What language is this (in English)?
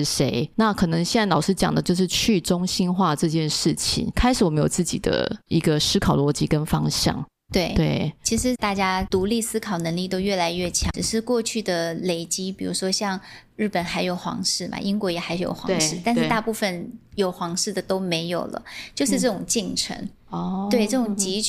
Chinese